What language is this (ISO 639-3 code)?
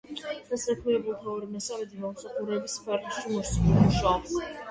kat